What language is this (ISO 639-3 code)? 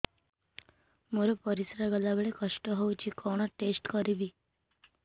ori